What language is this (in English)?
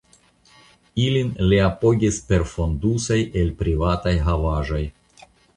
Esperanto